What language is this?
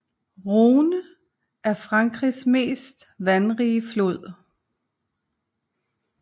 Danish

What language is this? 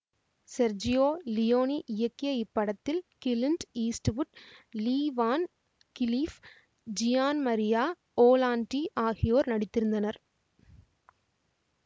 Tamil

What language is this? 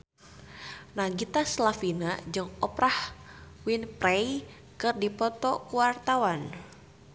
Sundanese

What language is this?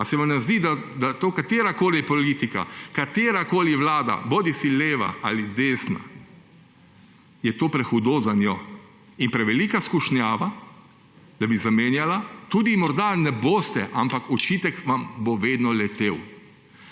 Slovenian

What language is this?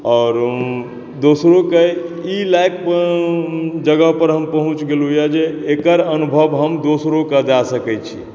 Maithili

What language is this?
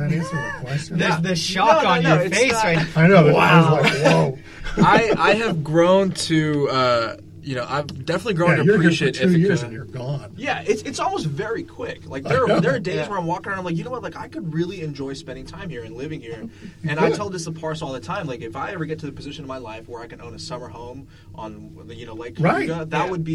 English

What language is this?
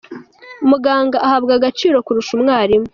Kinyarwanda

